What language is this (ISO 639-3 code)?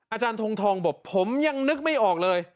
tha